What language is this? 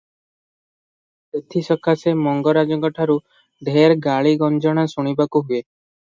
Odia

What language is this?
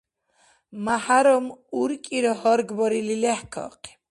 Dargwa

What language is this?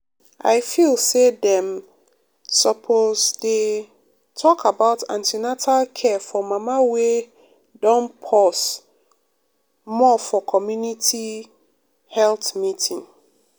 Nigerian Pidgin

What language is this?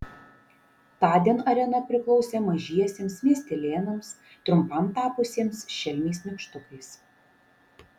Lithuanian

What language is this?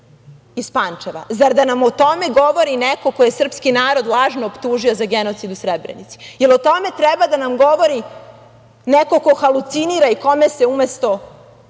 Serbian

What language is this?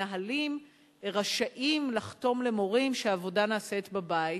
Hebrew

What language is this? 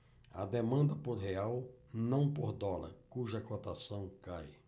Portuguese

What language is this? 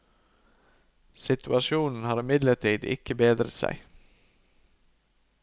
Norwegian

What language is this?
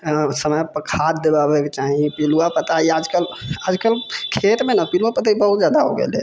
Maithili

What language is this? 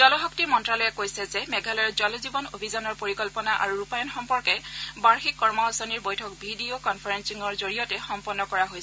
Assamese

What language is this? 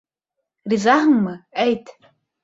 Bashkir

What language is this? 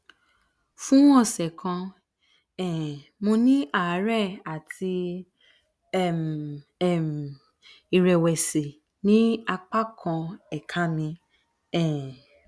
Yoruba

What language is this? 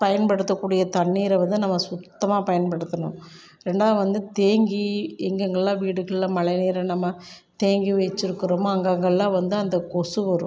Tamil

